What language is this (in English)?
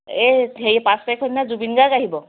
Assamese